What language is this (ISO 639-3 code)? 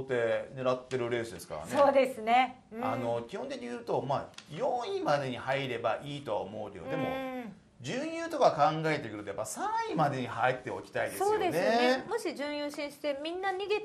jpn